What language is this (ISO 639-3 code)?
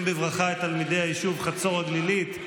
heb